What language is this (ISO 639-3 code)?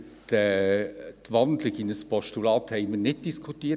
gsw